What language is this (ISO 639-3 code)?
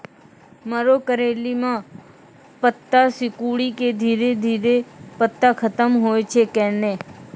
mai